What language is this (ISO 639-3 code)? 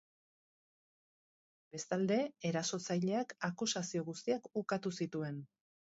eus